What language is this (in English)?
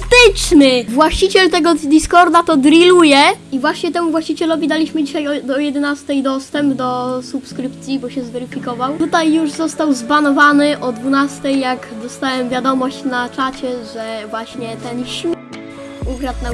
Polish